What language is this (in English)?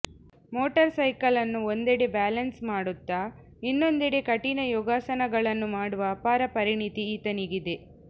Kannada